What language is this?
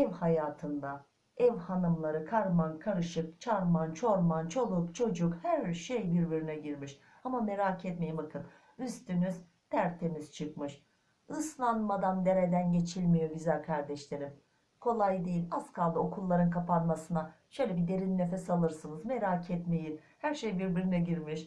Turkish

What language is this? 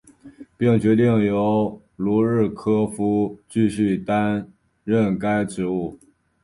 Chinese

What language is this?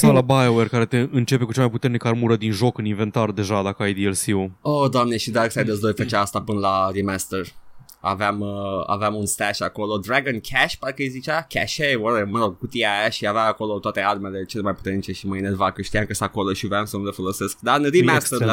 Romanian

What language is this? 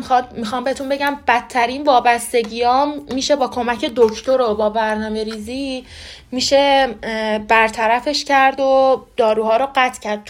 Persian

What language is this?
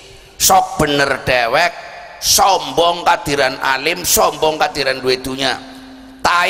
Indonesian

